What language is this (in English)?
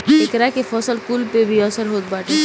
Bhojpuri